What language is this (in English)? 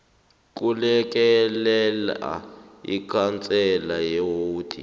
South Ndebele